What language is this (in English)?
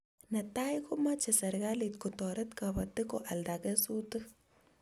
Kalenjin